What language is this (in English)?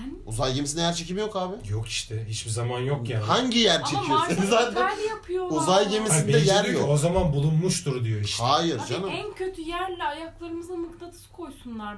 Turkish